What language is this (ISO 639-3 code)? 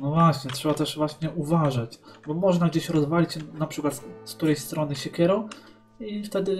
pol